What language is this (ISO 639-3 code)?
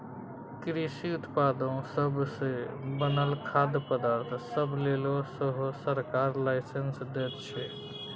mai